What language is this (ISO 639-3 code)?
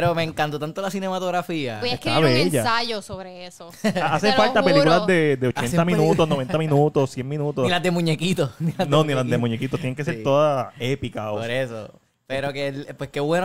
spa